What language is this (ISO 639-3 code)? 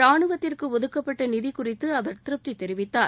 tam